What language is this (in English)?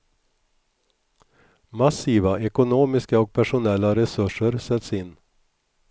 Swedish